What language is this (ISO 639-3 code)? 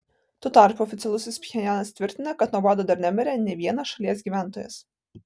lit